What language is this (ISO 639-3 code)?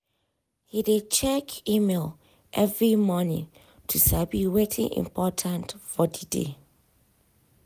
pcm